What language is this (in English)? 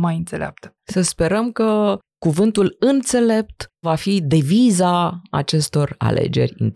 Romanian